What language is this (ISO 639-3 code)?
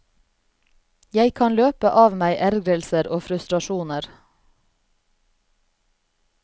nor